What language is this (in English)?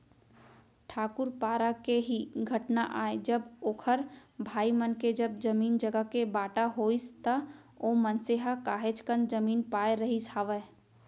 Chhattisgarhi